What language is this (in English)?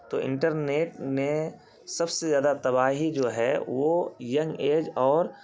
Urdu